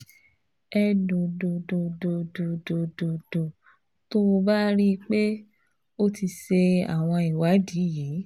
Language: Yoruba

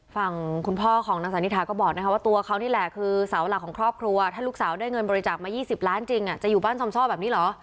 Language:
Thai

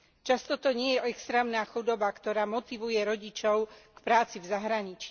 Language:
Slovak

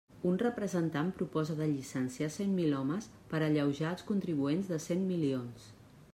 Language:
Catalan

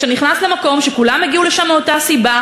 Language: Hebrew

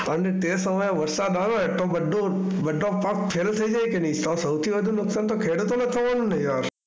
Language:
Gujarati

